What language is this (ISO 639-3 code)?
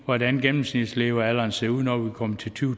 dan